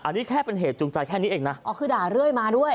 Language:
Thai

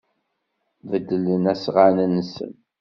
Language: Kabyle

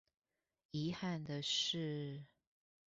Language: Chinese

